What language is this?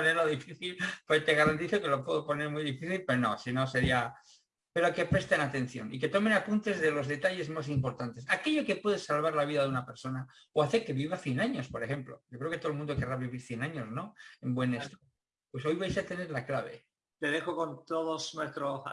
Spanish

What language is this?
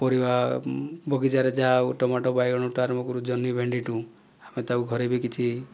Odia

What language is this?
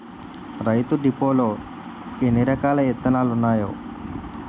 Telugu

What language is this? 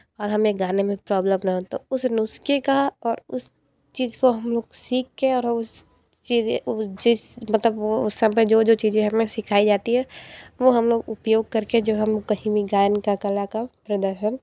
Hindi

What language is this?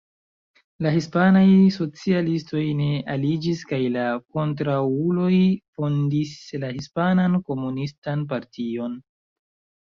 Esperanto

